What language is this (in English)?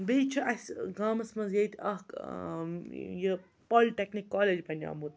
Kashmiri